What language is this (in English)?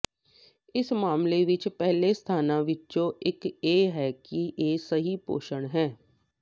Punjabi